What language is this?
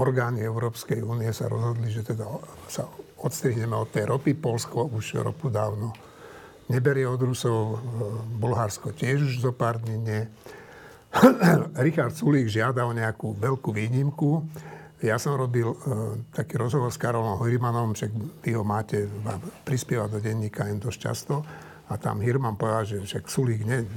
Slovak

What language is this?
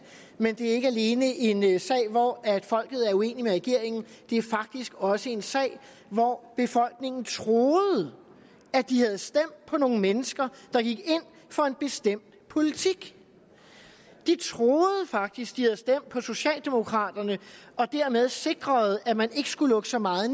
Danish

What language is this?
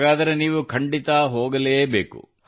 Kannada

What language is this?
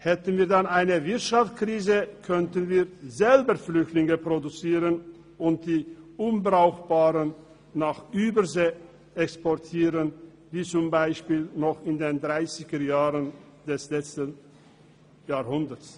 Swiss German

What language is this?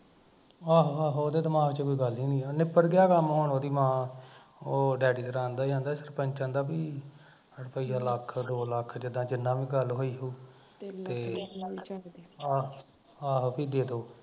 Punjabi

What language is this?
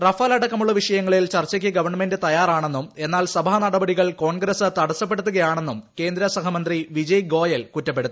Malayalam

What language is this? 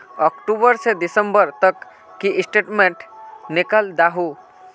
Magahi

